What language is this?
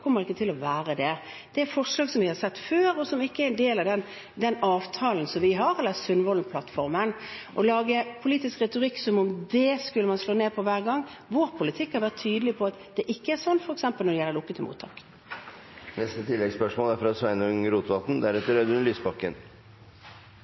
Norwegian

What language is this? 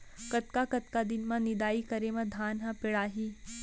Chhattisgarhi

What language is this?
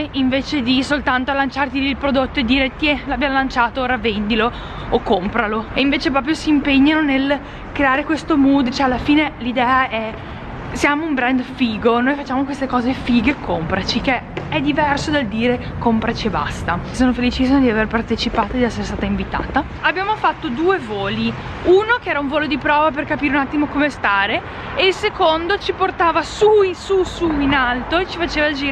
Italian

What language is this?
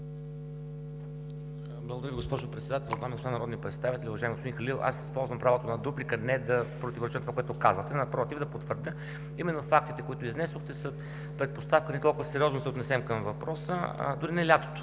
Bulgarian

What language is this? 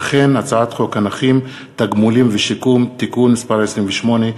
Hebrew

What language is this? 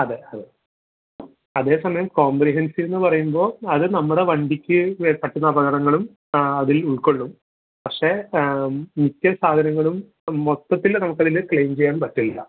Malayalam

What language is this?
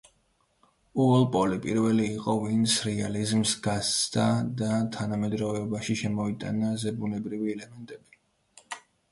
Georgian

